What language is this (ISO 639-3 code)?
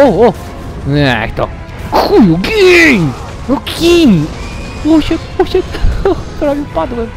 pol